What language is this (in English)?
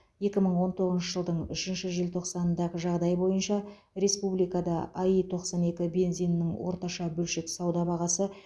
Kazakh